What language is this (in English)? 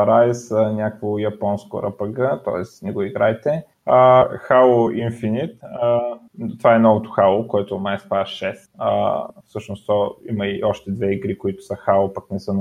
Bulgarian